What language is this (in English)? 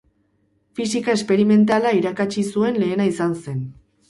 Basque